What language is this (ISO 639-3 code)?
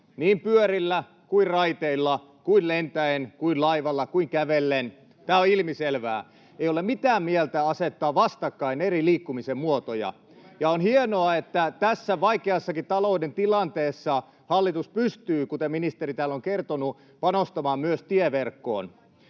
fin